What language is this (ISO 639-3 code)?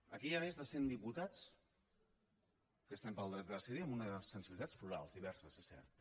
cat